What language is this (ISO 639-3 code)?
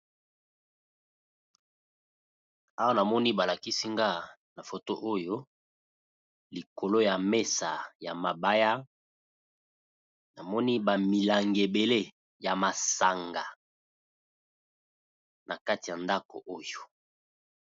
lin